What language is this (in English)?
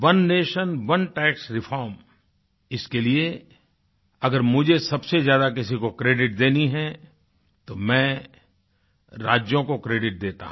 Hindi